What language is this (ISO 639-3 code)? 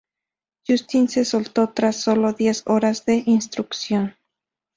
spa